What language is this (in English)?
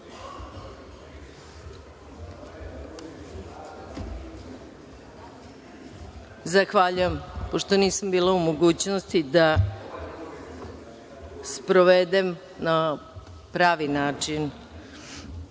Serbian